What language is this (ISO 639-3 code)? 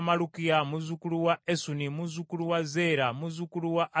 lug